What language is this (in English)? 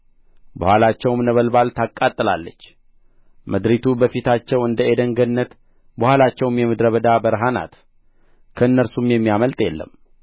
Amharic